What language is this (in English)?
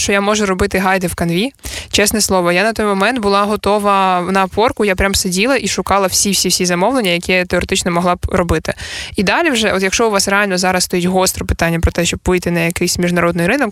Ukrainian